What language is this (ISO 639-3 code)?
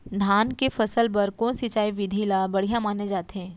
hne